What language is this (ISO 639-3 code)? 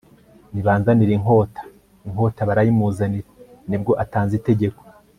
kin